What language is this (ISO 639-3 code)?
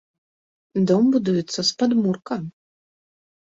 bel